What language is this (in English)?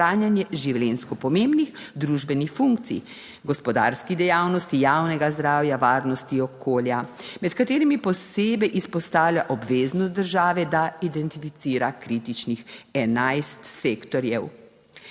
Slovenian